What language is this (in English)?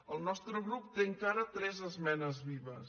Catalan